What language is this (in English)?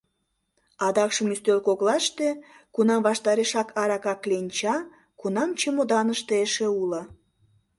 Mari